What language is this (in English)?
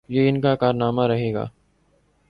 Urdu